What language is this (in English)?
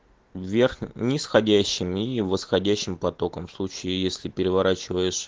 Russian